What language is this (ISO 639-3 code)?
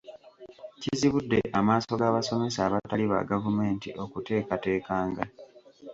lug